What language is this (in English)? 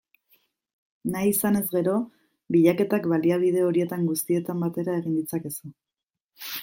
Basque